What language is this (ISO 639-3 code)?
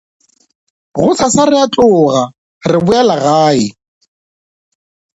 nso